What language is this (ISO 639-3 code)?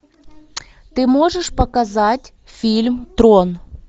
rus